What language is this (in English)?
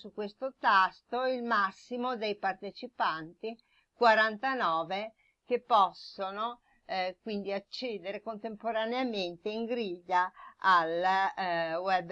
Italian